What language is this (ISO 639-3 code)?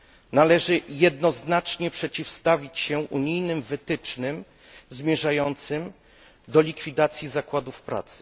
pol